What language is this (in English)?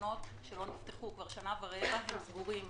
Hebrew